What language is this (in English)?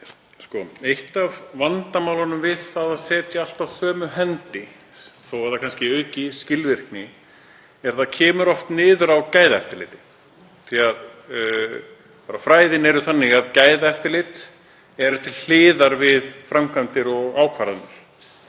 Icelandic